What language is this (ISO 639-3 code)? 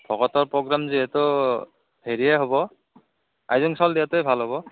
asm